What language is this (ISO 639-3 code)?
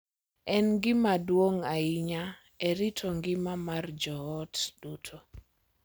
luo